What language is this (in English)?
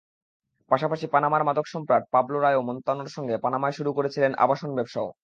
Bangla